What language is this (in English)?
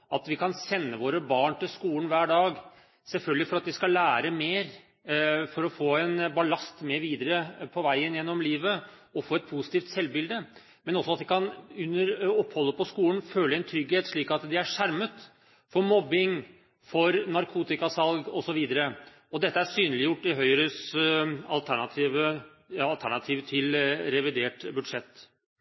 Norwegian Bokmål